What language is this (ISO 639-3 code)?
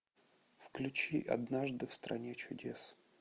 rus